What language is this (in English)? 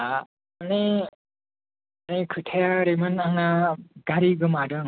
Bodo